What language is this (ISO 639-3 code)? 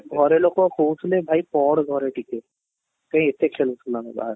ori